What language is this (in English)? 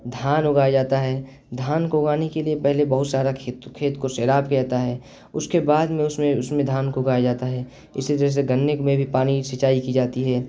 Urdu